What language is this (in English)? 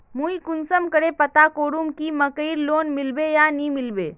Magahi